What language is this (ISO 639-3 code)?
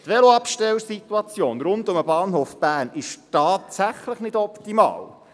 gsw